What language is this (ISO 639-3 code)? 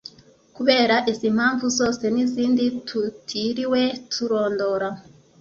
kin